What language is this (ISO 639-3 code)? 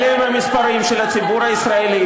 heb